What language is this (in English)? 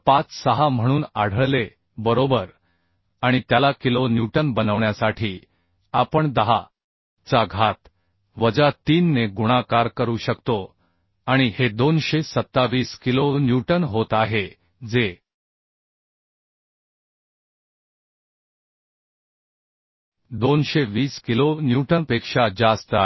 Marathi